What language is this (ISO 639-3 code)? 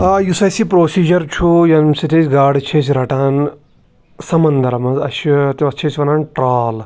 kas